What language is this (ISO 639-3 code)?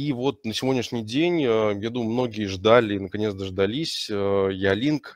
rus